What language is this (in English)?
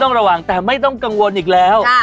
Thai